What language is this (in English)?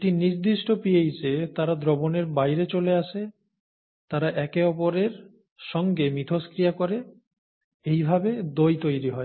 Bangla